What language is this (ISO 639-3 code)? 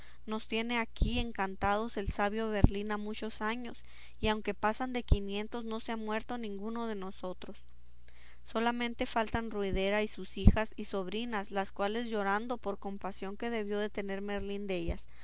spa